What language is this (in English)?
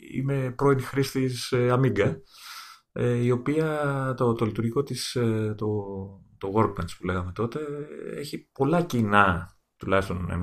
Greek